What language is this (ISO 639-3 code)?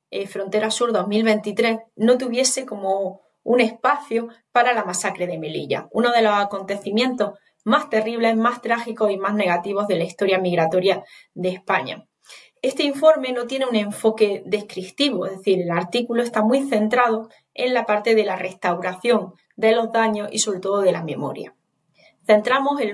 spa